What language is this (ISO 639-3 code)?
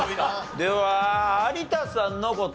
jpn